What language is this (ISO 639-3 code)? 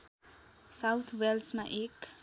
nep